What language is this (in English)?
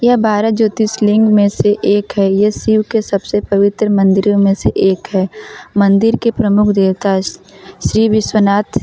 Hindi